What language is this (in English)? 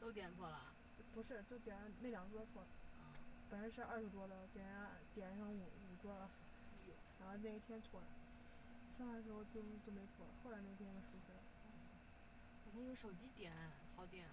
Chinese